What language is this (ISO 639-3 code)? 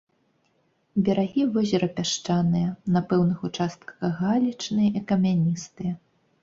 bel